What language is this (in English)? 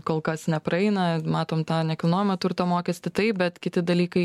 Lithuanian